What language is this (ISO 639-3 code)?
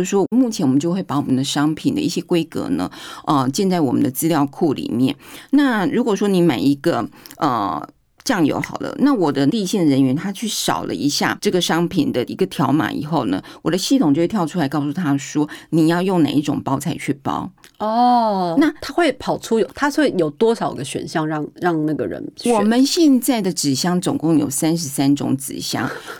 zho